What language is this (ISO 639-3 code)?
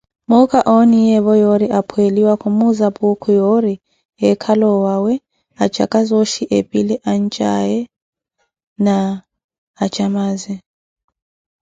eko